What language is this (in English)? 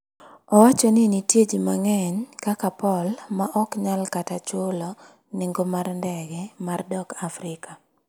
Luo (Kenya and Tanzania)